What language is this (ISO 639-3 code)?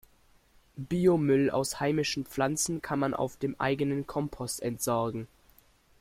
deu